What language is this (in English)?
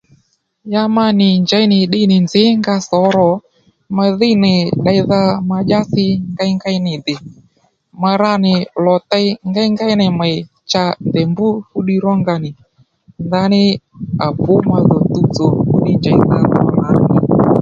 Lendu